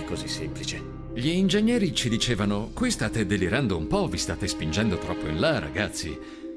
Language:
Italian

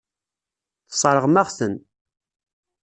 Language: Kabyle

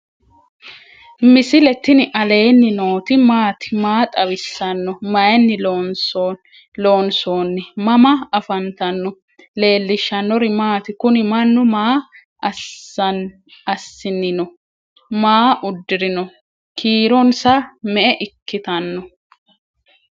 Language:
Sidamo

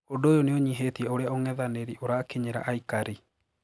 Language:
Kikuyu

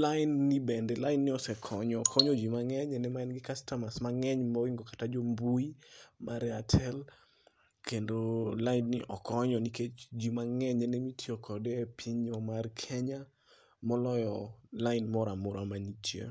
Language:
Luo (Kenya and Tanzania)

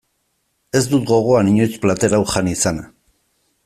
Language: Basque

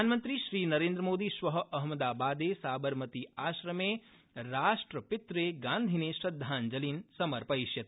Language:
Sanskrit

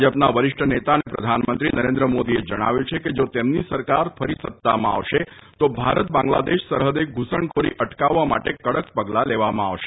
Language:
Gujarati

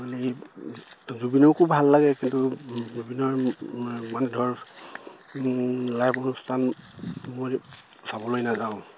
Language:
Assamese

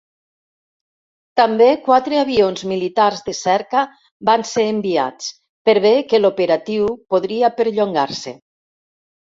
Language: Catalan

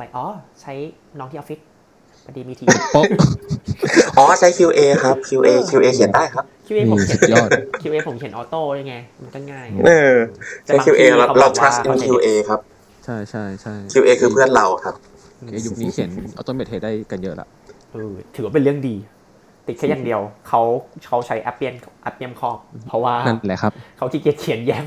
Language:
Thai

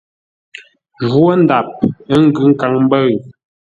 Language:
Ngombale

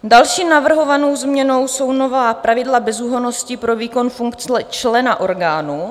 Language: Czech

